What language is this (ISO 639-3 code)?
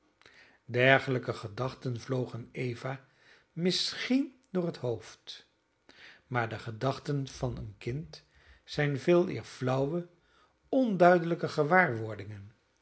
nld